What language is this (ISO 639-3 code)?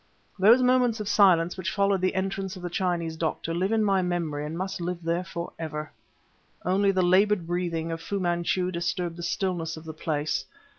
eng